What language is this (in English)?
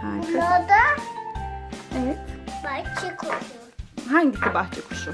Turkish